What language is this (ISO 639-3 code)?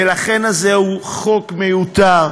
heb